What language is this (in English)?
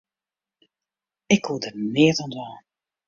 Western Frisian